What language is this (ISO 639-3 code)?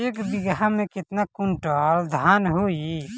bho